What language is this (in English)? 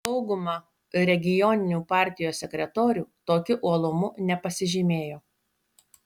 Lithuanian